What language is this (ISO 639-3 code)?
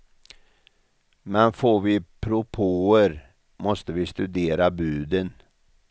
swe